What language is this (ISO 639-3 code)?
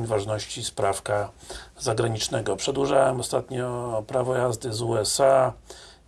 pol